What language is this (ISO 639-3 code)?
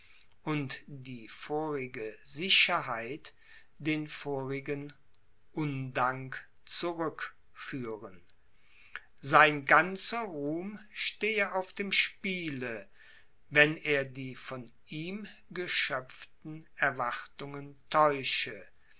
deu